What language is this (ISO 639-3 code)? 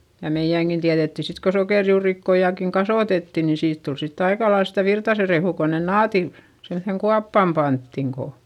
fin